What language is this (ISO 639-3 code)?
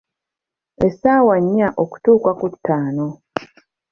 lug